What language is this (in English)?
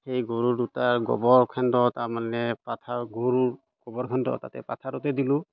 Assamese